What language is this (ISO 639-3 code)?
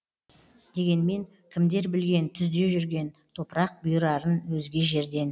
kaz